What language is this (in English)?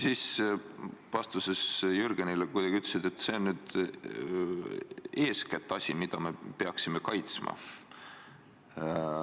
Estonian